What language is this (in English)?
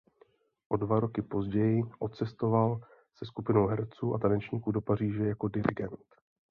Czech